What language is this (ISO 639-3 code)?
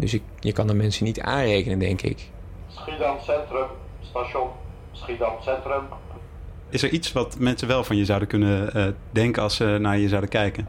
nld